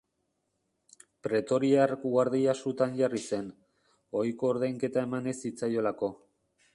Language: Basque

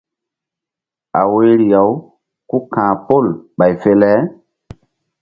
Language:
Mbum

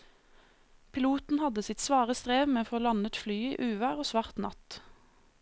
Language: Norwegian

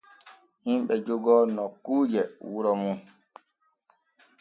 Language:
Borgu Fulfulde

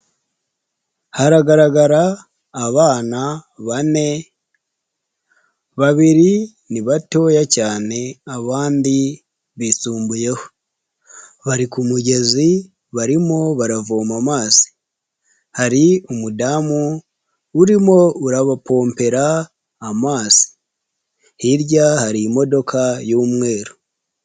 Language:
Kinyarwanda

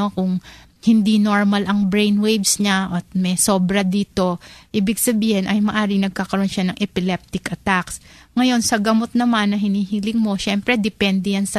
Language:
Filipino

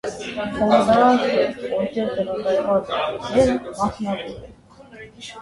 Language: Armenian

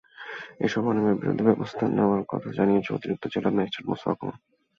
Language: Bangla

